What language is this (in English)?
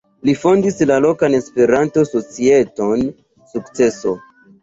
Esperanto